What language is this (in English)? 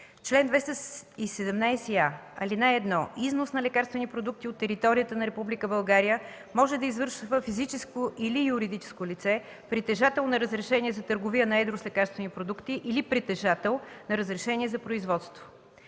Bulgarian